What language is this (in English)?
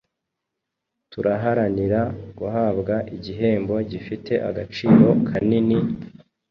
Kinyarwanda